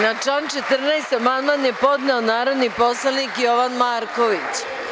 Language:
Serbian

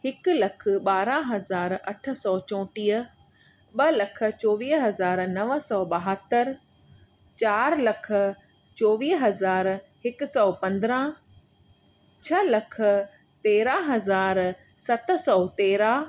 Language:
Sindhi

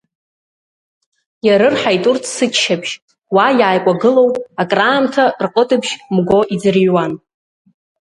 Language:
Abkhazian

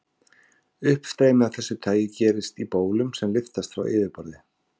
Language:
Icelandic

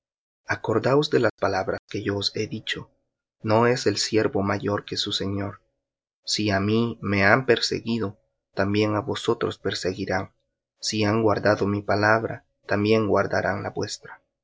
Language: Spanish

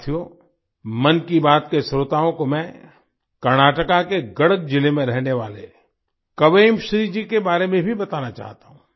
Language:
Hindi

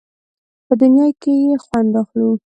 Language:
Pashto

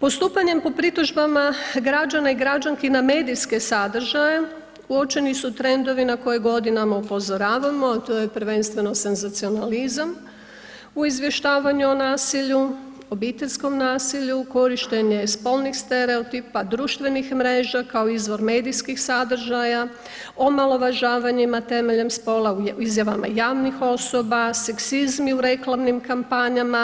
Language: Croatian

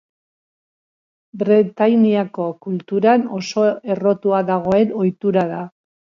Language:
Basque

